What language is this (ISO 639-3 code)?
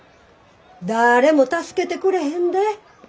jpn